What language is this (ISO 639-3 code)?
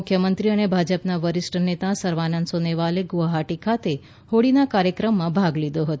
guj